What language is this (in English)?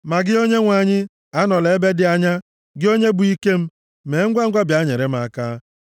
Igbo